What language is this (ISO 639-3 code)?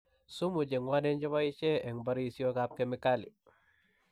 kln